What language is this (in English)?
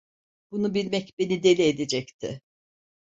Turkish